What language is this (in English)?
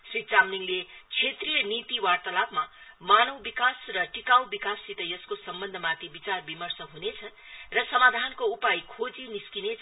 Nepali